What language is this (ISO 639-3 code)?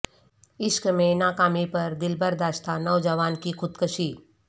urd